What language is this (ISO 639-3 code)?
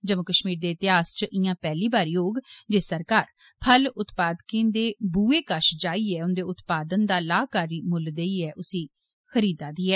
doi